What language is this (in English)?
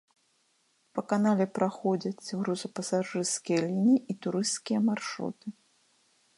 Belarusian